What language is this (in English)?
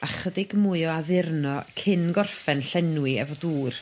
Welsh